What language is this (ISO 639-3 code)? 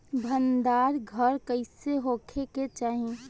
bho